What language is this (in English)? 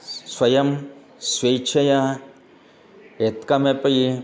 Sanskrit